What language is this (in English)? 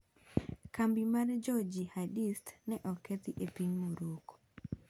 Luo (Kenya and Tanzania)